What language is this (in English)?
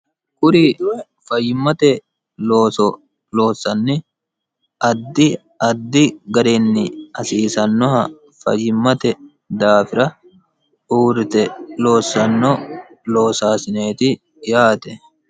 Sidamo